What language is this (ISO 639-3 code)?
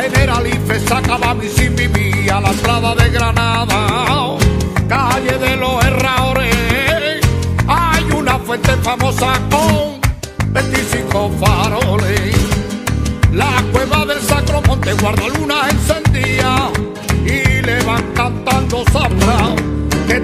tha